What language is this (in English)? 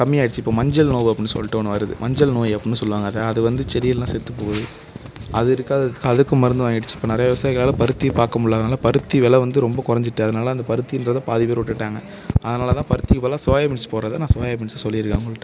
Tamil